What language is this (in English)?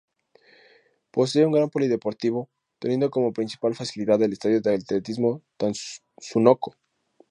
Spanish